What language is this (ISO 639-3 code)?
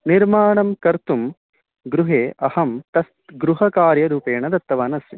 san